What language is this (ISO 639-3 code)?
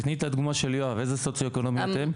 heb